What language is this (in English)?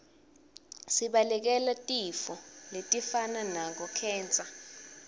Swati